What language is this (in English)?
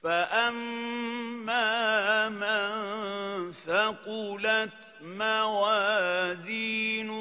Arabic